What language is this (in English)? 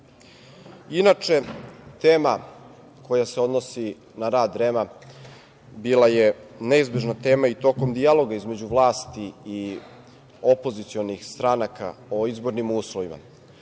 Serbian